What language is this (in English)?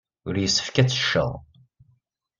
Kabyle